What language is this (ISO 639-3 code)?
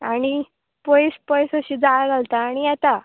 kok